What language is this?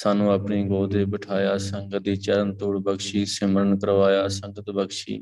Punjabi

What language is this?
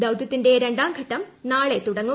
Malayalam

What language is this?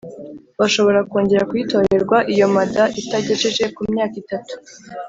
Kinyarwanda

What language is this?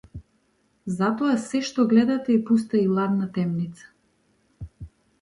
Macedonian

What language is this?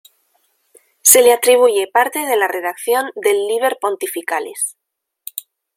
Spanish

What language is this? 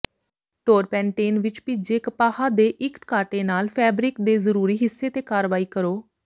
Punjabi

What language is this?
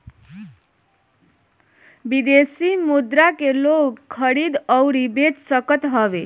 Bhojpuri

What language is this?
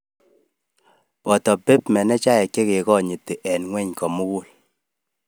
Kalenjin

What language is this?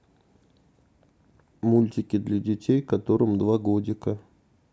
Russian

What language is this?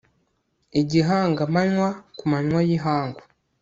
Kinyarwanda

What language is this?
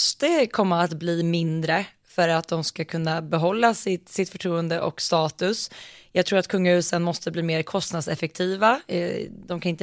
Swedish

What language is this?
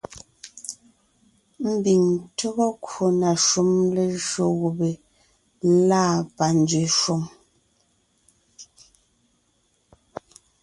Ngiemboon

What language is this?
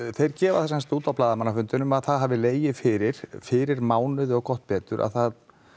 Icelandic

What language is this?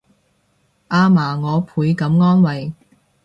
Cantonese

